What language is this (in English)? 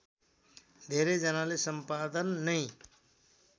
Nepali